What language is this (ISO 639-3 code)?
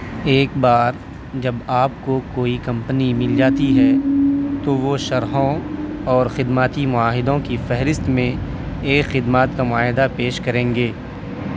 urd